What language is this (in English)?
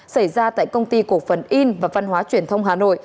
Vietnamese